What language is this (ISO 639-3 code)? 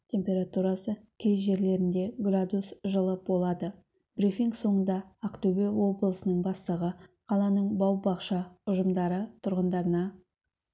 kaz